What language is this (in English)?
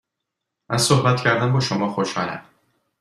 Persian